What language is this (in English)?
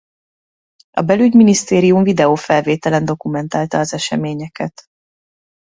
Hungarian